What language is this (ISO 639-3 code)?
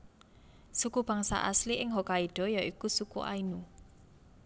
jav